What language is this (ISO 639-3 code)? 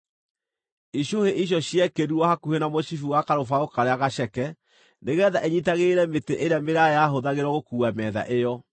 kik